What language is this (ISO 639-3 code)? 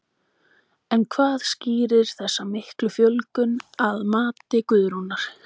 isl